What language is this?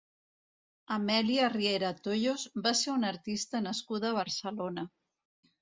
Catalan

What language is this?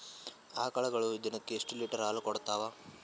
Kannada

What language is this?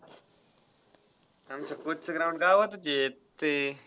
Marathi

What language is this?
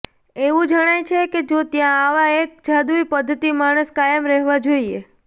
Gujarati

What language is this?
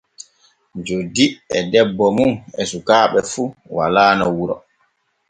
Borgu Fulfulde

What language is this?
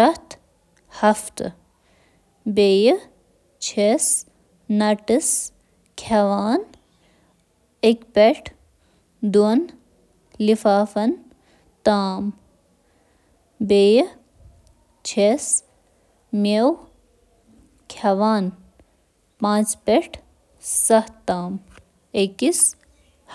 Kashmiri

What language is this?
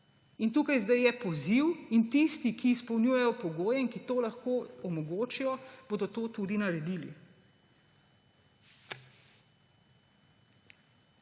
Slovenian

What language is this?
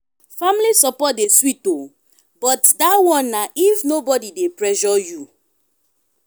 Nigerian Pidgin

